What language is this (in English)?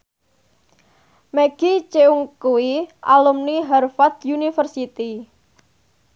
Javanese